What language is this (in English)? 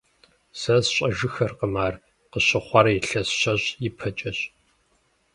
Kabardian